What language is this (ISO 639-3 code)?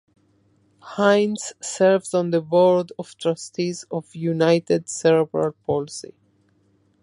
eng